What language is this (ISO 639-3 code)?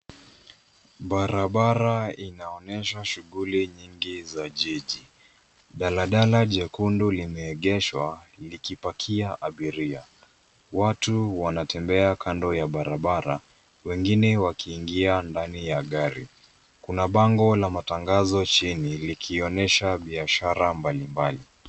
swa